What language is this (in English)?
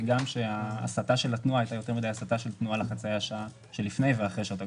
Hebrew